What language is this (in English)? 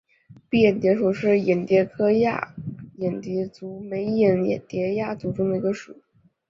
Chinese